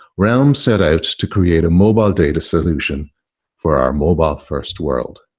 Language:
English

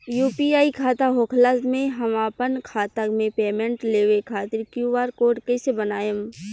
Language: Bhojpuri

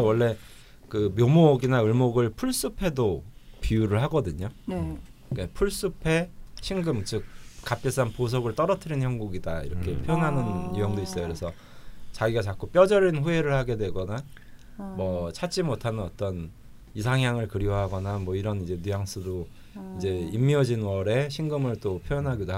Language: Korean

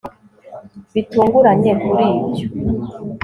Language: Kinyarwanda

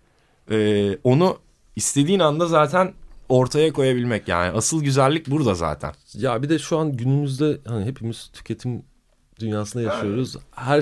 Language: Turkish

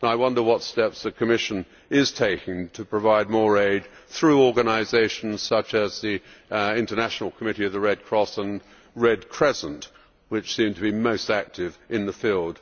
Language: English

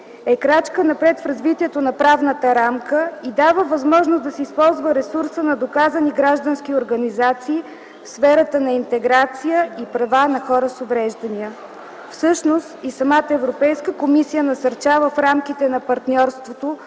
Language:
Bulgarian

